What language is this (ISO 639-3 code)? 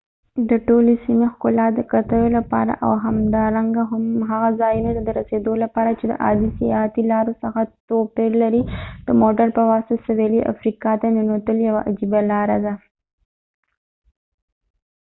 pus